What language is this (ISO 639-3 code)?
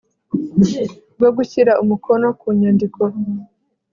kin